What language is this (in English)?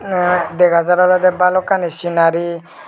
Chakma